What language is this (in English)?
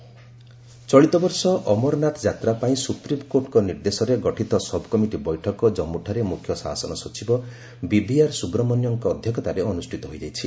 Odia